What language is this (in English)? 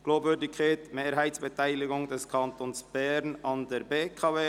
Swiss German